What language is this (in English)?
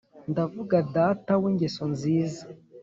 Kinyarwanda